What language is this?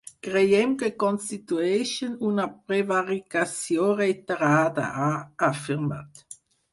Catalan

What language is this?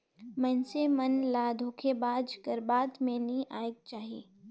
Chhattisgarhi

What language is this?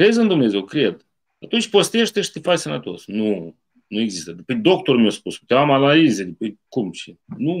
Romanian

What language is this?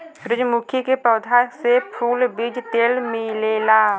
Bhojpuri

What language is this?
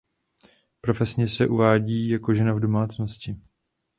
Czech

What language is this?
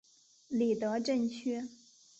Chinese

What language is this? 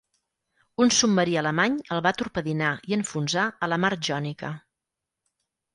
Catalan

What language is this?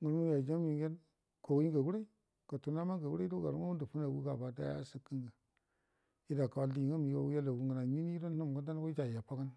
Buduma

